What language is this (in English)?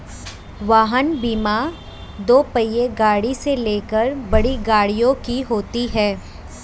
Hindi